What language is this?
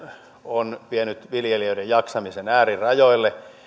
Finnish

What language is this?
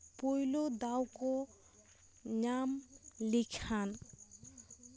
Santali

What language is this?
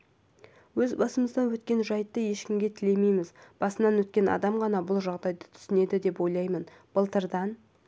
Kazakh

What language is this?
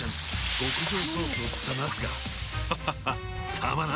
Japanese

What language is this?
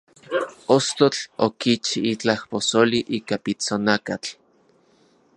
Central Puebla Nahuatl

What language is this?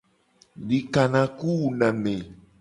Gen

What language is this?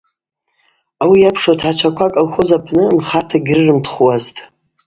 Abaza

